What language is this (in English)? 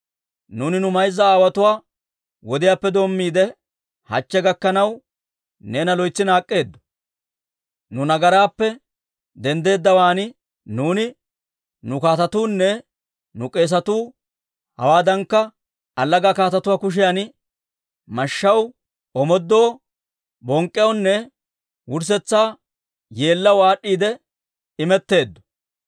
Dawro